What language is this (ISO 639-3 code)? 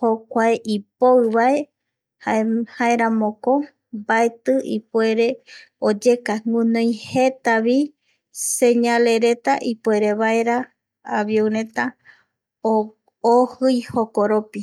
gui